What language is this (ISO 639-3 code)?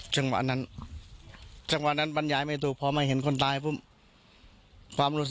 tha